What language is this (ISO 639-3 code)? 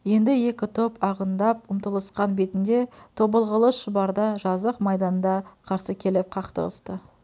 kaz